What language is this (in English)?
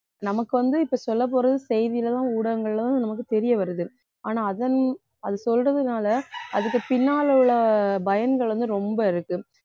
Tamil